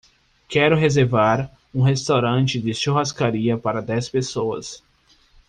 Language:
Portuguese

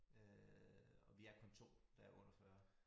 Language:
Danish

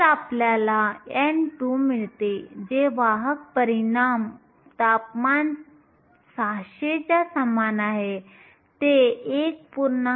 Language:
Marathi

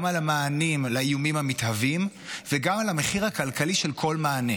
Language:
Hebrew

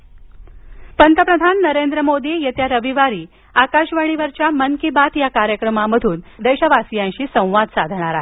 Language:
Marathi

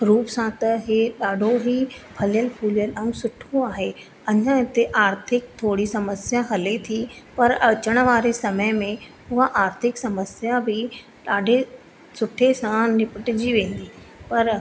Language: Sindhi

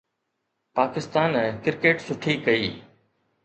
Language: Sindhi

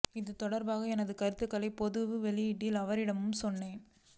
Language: Tamil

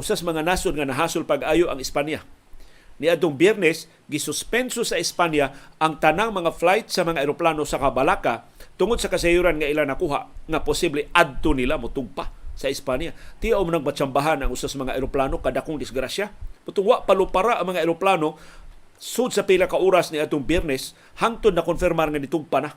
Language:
Filipino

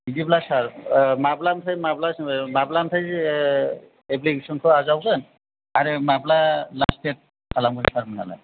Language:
Bodo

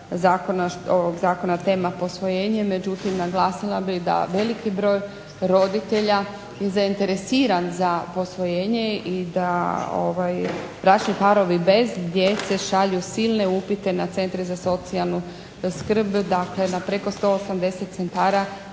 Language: Croatian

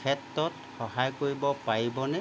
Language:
Assamese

